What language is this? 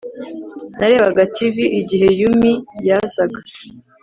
Kinyarwanda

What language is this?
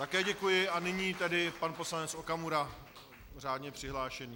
Czech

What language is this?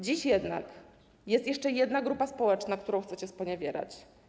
Polish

